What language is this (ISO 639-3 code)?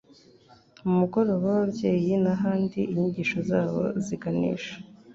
kin